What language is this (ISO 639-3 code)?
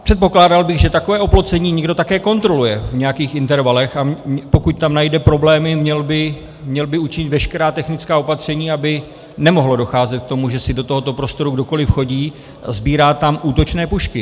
ces